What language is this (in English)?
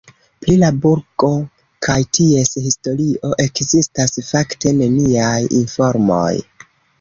Esperanto